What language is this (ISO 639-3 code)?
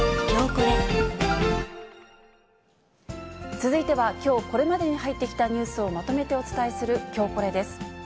jpn